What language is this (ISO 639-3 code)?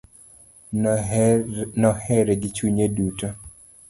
luo